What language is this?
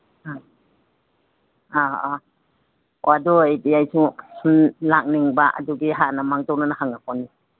Manipuri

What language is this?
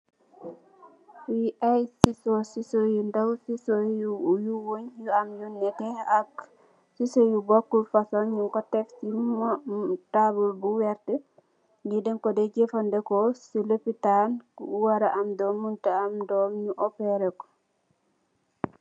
Wolof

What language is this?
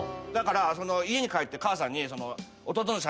Japanese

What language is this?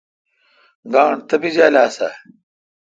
Kalkoti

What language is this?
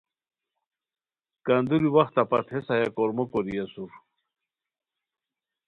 Khowar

